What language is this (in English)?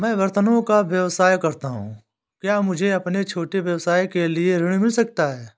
Hindi